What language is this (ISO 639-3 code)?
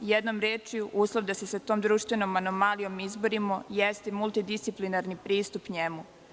srp